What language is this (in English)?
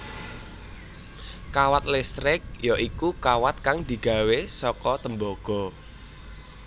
Javanese